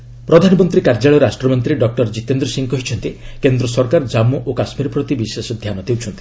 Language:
Odia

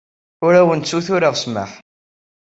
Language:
Kabyle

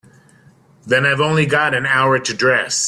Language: English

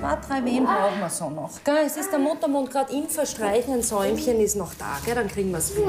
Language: German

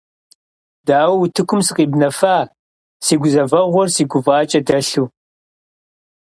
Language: Kabardian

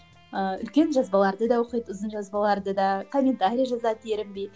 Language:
Kazakh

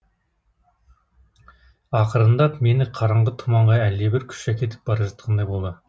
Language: Kazakh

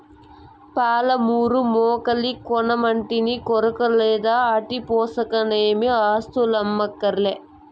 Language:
Telugu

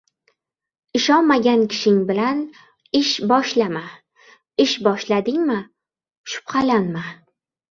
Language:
Uzbek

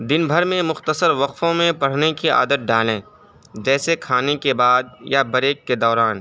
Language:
Urdu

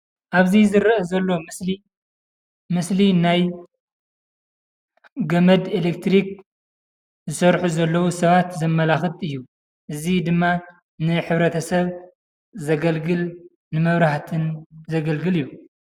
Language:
Tigrinya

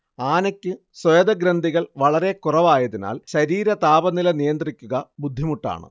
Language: Malayalam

